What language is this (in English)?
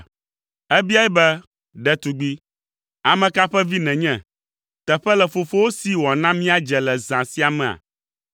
Ewe